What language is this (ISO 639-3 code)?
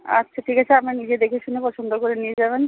ben